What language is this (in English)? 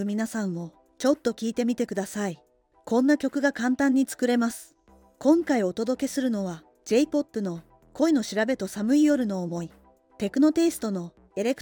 Japanese